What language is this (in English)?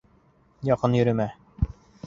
Bashkir